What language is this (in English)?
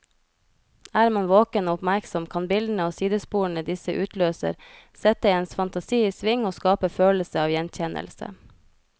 Norwegian